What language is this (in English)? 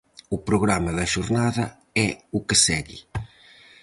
Galician